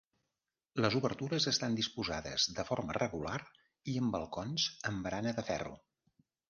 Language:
Catalan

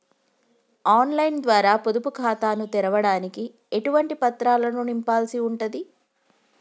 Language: Telugu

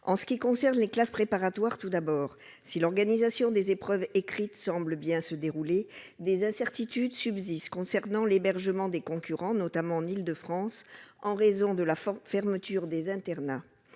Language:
French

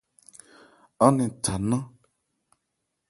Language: Ebrié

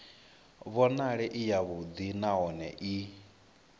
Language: Venda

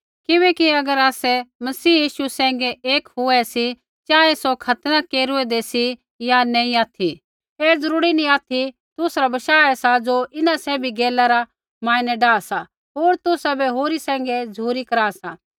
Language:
Kullu Pahari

